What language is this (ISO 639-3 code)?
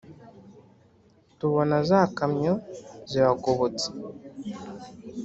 kin